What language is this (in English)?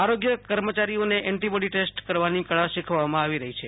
Gujarati